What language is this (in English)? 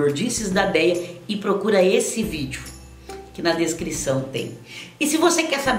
Portuguese